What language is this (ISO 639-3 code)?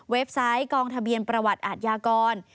tha